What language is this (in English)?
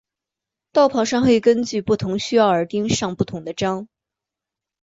Chinese